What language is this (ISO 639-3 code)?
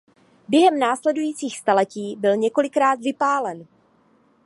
ces